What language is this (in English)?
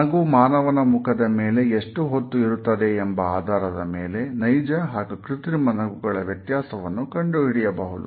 Kannada